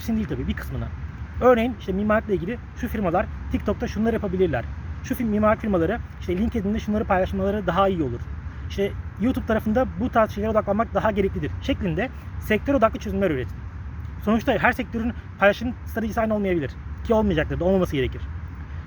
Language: Turkish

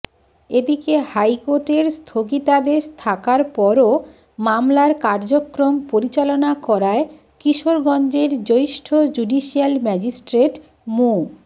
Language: Bangla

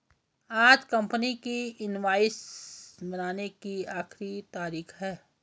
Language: Hindi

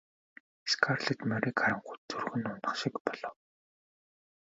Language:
Mongolian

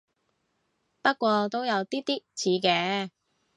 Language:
Cantonese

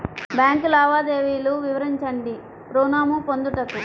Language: Telugu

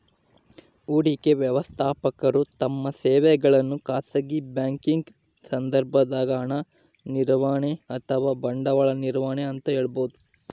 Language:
Kannada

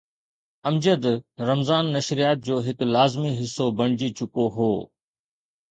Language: Sindhi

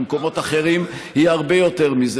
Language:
Hebrew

